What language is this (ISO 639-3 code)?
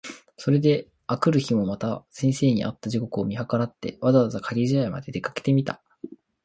jpn